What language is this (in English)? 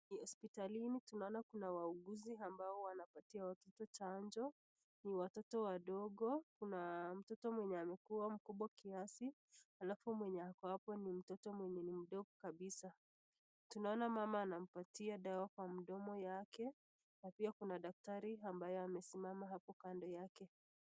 Swahili